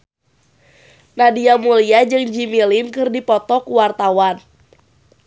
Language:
Sundanese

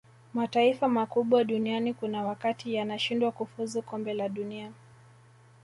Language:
Swahili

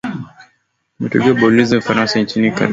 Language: Swahili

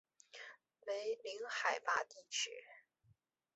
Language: Chinese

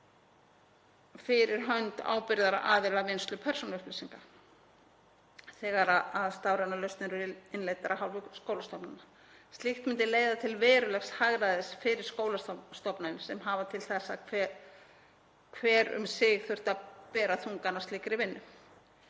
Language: Icelandic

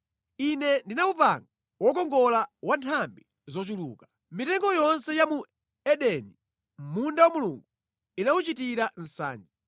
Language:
Nyanja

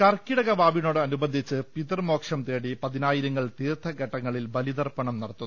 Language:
Malayalam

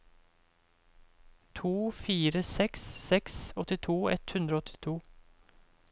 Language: Norwegian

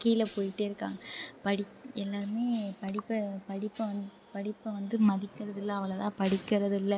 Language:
Tamil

